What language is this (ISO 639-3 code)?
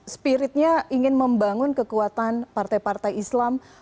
ind